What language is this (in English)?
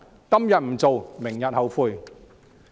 Cantonese